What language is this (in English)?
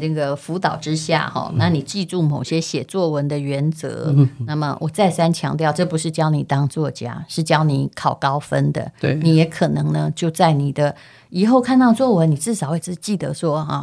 Chinese